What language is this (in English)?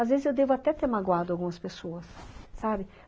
Portuguese